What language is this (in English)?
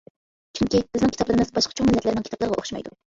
Uyghur